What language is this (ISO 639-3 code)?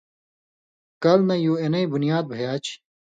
mvy